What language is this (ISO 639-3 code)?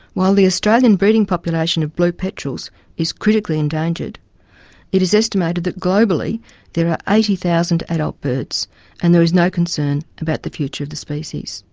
eng